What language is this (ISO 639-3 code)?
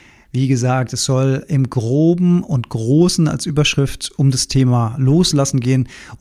deu